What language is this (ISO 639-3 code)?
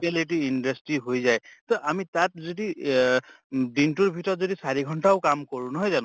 asm